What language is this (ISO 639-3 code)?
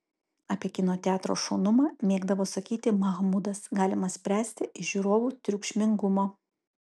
lit